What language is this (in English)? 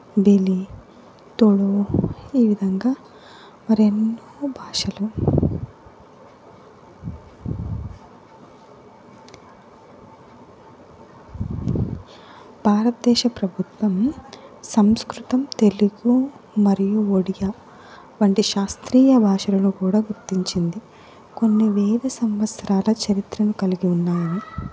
Telugu